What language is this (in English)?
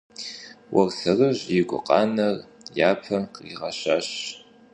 Kabardian